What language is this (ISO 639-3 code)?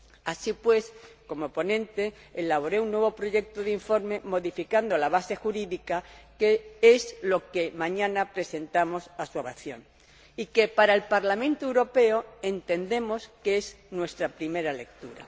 spa